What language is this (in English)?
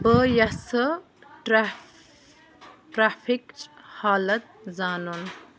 Kashmiri